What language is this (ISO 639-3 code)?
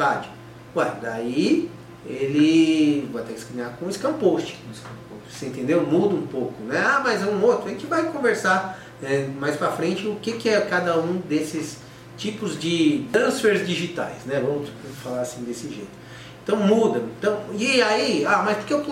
por